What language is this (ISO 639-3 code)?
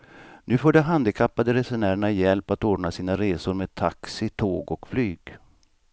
swe